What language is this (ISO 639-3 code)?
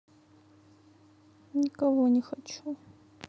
rus